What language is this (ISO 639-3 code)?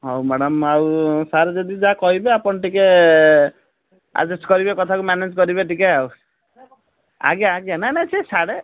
ori